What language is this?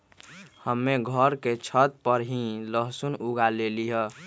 Magahi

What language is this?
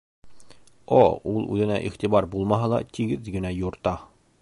Bashkir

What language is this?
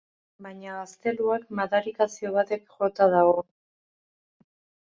Basque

